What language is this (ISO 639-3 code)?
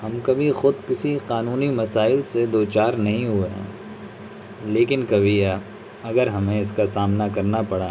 urd